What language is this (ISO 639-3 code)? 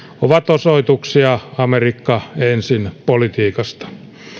fin